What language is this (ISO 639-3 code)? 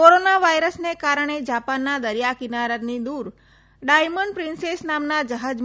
guj